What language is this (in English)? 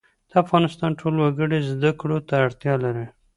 Pashto